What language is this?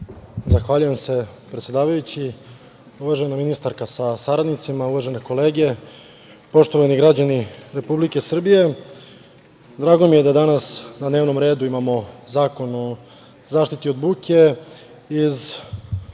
Serbian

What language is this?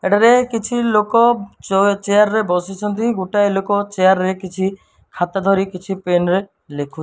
Odia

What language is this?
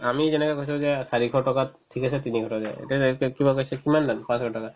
Assamese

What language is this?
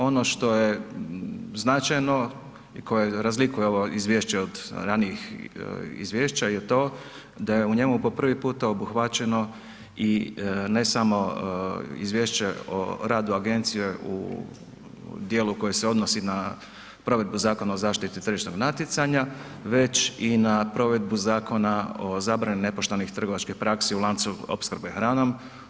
Croatian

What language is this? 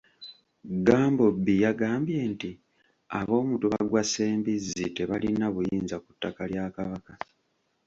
Ganda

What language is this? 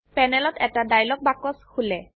Assamese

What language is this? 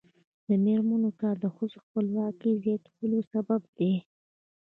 Pashto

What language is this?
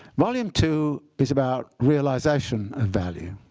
English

